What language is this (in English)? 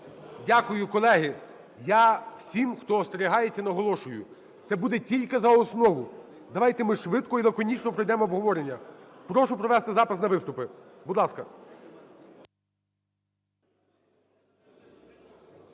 Ukrainian